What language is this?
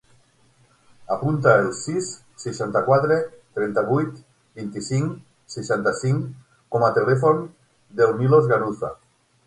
Catalan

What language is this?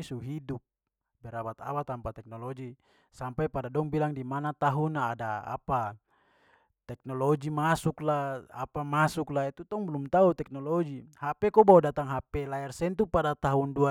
Papuan Malay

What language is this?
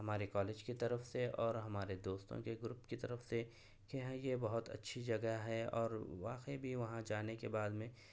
Urdu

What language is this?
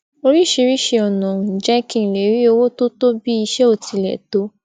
Yoruba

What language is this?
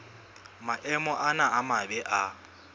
Southern Sotho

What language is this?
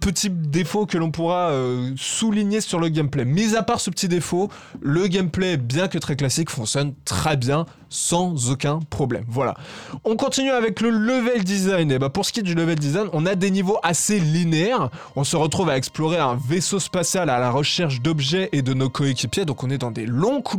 French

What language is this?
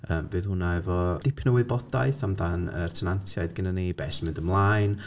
Welsh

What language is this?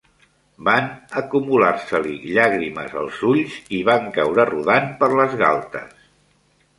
Catalan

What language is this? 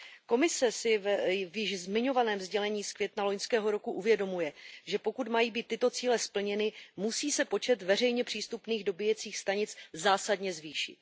Czech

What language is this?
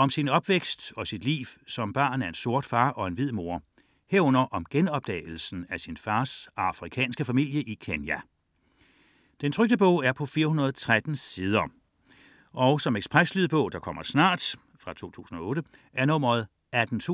Danish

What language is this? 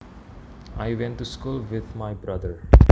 Javanese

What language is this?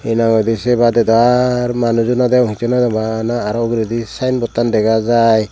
Chakma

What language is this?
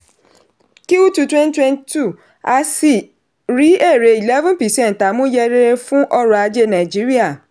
Yoruba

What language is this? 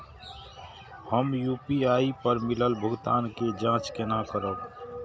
Maithili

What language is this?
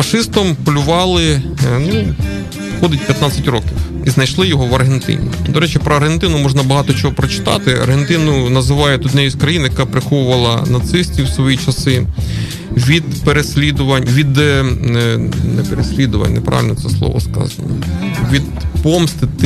Ukrainian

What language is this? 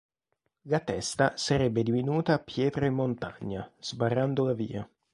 Italian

